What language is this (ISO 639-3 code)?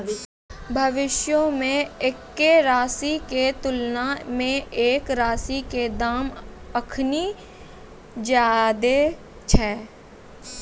mai